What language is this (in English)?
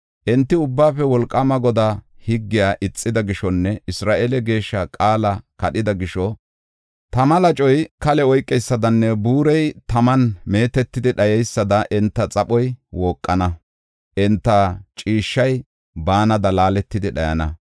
Gofa